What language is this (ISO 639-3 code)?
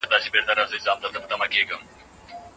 pus